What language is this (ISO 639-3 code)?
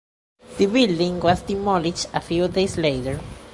eng